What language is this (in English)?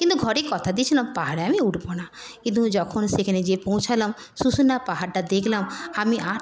Bangla